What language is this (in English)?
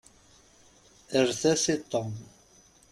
Kabyle